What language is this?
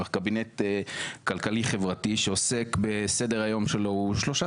Hebrew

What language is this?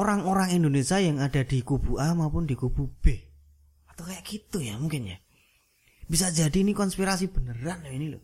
Indonesian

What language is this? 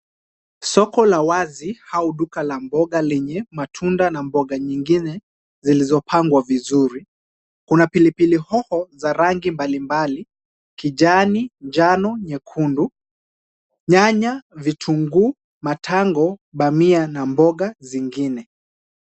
Swahili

